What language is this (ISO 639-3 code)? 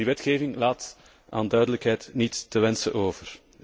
nld